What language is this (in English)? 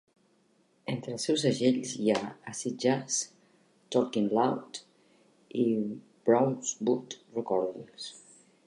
Catalan